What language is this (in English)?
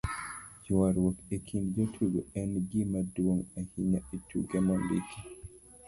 Luo (Kenya and Tanzania)